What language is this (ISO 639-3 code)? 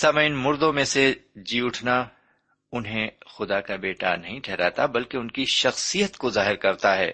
urd